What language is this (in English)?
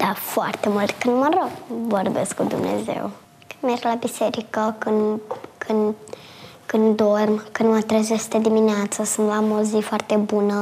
Romanian